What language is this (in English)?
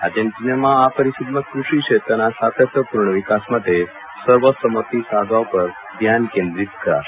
Gujarati